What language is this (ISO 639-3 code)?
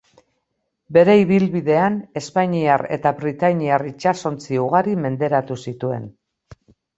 eus